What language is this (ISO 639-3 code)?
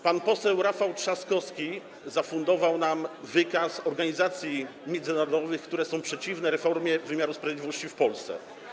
pol